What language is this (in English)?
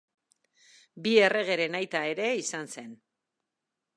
Basque